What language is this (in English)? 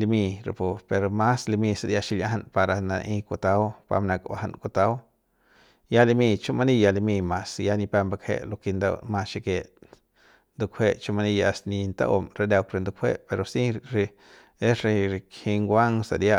Central Pame